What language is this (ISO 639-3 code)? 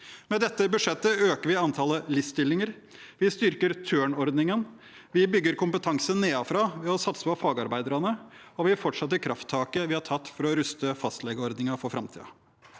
nor